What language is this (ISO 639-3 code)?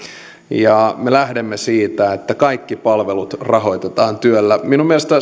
fin